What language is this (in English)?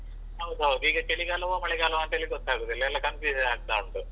Kannada